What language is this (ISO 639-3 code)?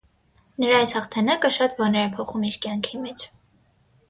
hye